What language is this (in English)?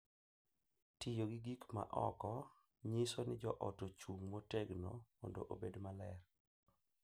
Luo (Kenya and Tanzania)